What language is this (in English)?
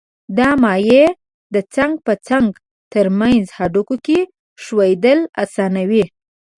Pashto